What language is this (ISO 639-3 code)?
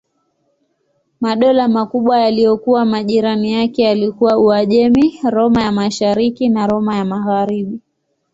swa